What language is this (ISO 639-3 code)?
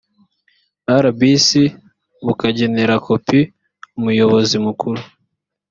kin